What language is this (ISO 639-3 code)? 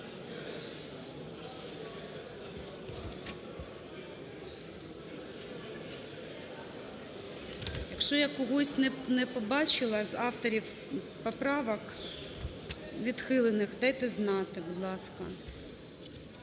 ukr